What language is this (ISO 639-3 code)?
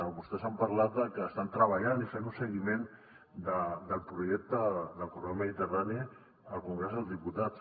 cat